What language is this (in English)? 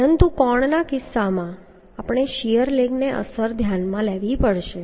Gujarati